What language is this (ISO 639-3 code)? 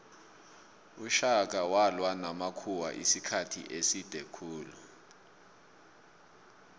nbl